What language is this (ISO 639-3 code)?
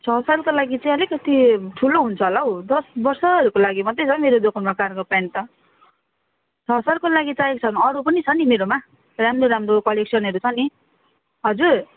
nep